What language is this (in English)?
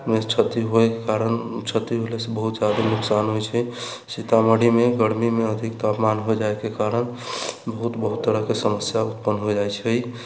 Maithili